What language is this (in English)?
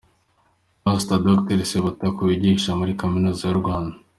Kinyarwanda